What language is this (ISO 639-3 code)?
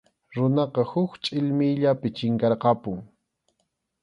qxu